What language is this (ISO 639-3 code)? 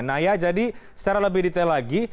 ind